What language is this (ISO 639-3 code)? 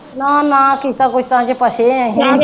pan